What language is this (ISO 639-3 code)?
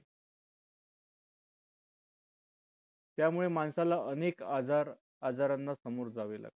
mar